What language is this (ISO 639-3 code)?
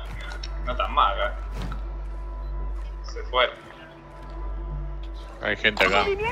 spa